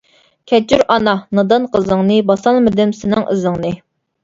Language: Uyghur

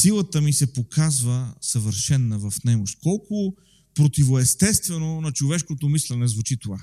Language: Bulgarian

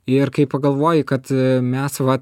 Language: Lithuanian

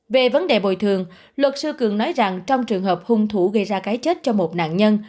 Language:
Vietnamese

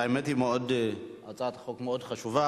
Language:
Hebrew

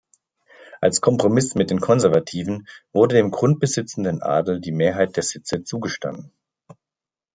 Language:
German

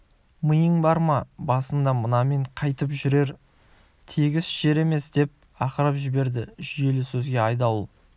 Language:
Kazakh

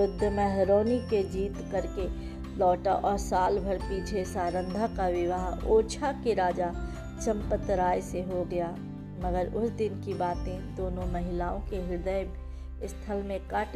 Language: Hindi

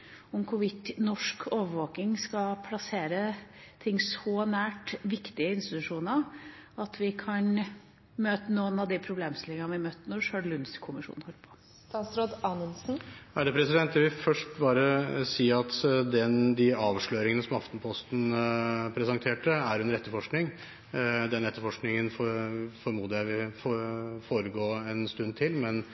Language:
Norwegian Bokmål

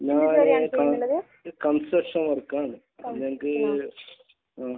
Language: Malayalam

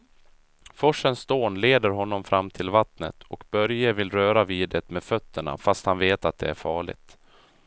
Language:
Swedish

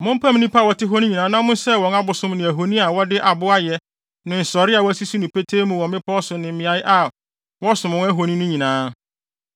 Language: Akan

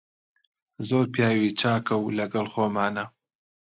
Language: Central Kurdish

